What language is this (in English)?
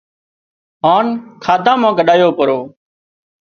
Wadiyara Koli